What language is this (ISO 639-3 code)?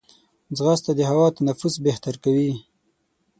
pus